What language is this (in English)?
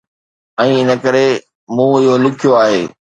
Sindhi